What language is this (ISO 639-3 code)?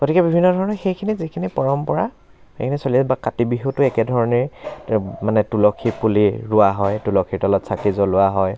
asm